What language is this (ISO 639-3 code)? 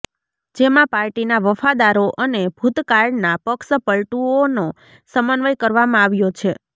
guj